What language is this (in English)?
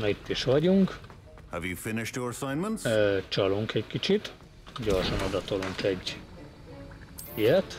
Hungarian